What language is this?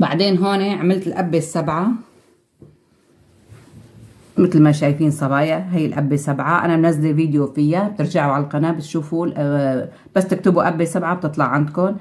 Arabic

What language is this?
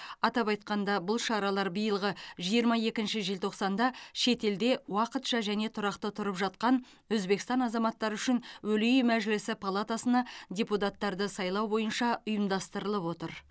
Kazakh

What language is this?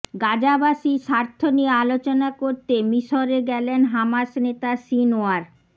Bangla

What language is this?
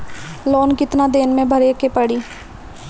Bhojpuri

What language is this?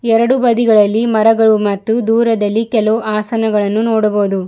Kannada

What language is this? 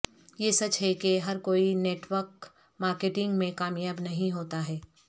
Urdu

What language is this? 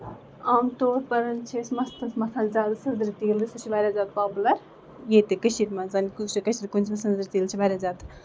Kashmiri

